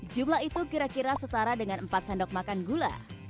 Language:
Indonesian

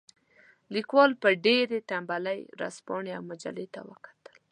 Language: Pashto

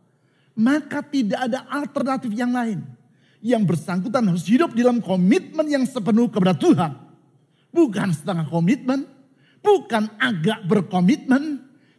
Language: Indonesian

